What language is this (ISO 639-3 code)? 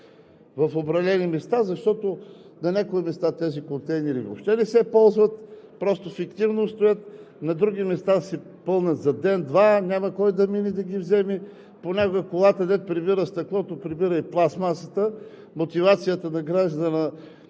bul